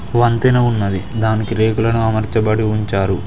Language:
Telugu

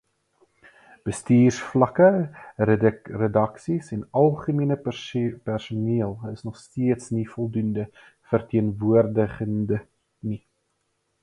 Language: Afrikaans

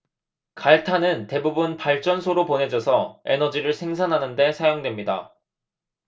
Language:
Korean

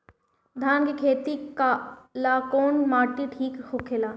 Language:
Bhojpuri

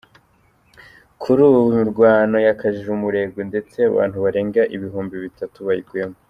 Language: Kinyarwanda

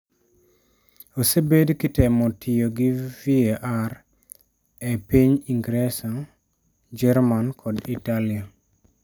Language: Luo (Kenya and Tanzania)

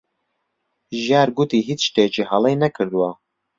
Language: Central Kurdish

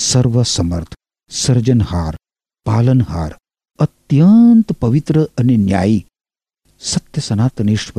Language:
Gujarati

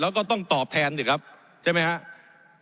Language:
Thai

